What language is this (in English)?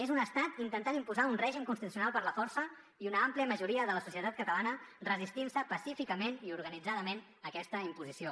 Catalan